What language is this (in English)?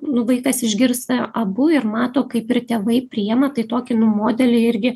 Lithuanian